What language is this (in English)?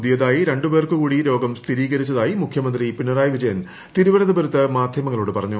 Malayalam